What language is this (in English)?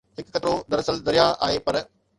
Sindhi